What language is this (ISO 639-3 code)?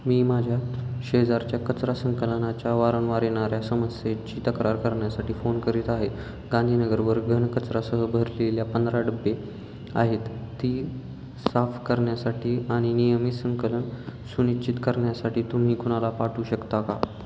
mar